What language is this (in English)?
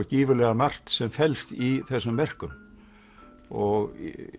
Icelandic